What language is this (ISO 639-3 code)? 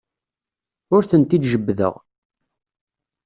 kab